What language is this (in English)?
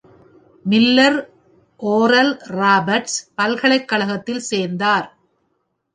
Tamil